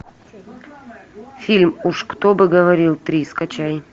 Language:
Russian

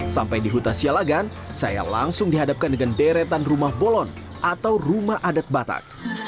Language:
Indonesian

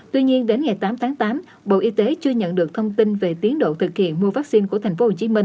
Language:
Vietnamese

